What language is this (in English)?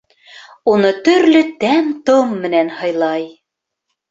Bashkir